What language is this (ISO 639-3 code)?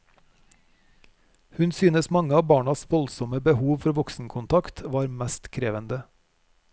nor